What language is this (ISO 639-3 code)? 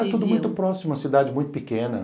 por